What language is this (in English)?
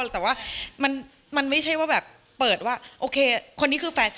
Thai